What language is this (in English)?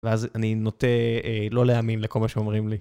Hebrew